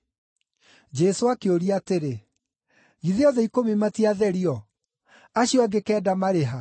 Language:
Kikuyu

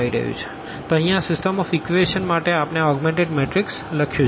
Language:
Gujarati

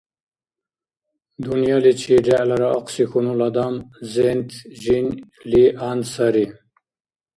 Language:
Dargwa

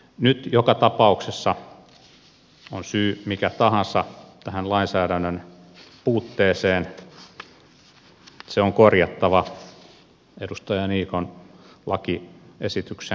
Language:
Finnish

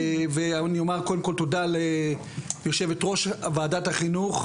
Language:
Hebrew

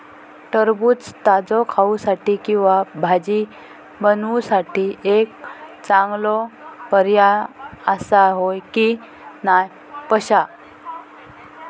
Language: Marathi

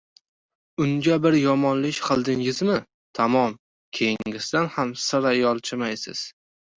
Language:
Uzbek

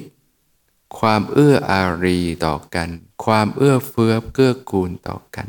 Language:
Thai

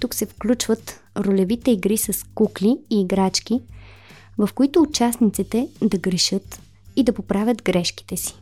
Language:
Bulgarian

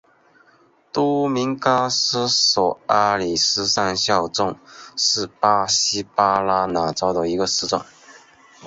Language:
Chinese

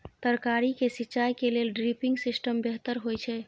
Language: Maithili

